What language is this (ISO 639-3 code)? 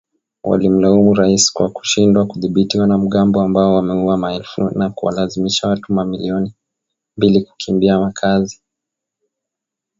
swa